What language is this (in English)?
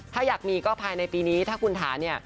Thai